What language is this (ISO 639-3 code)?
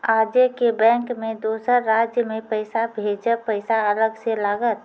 mai